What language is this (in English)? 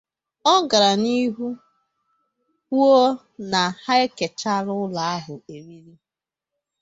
Igbo